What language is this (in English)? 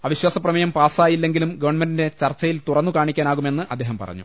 Malayalam